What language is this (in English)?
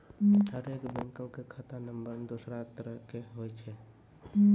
Maithili